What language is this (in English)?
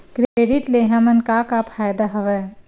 Chhattisgarhi